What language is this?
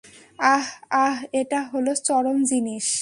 Bangla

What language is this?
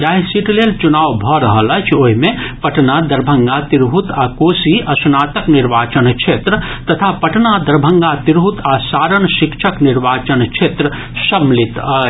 Maithili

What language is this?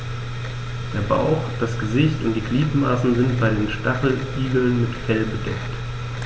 German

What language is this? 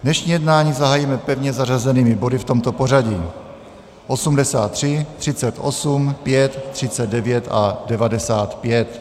Czech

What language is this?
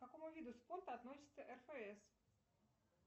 Russian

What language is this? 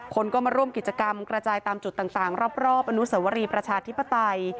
Thai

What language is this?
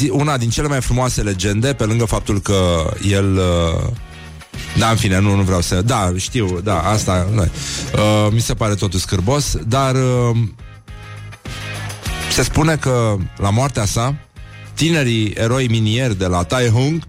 Romanian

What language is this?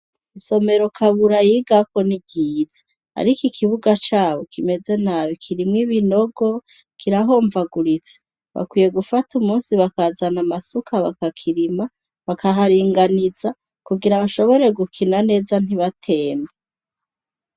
Rundi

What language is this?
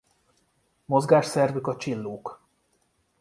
Hungarian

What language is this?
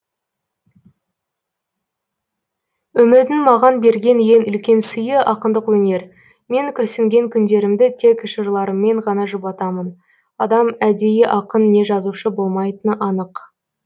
Kazakh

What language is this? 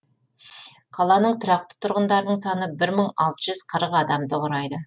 Kazakh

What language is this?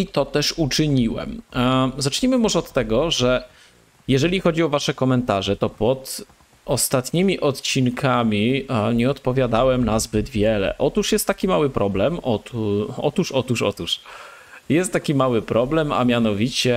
Polish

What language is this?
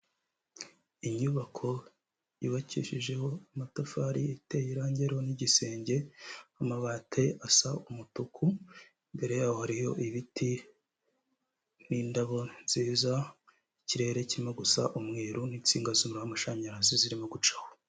Kinyarwanda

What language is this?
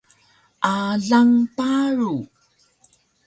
Taroko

